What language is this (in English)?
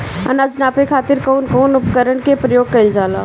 Bhojpuri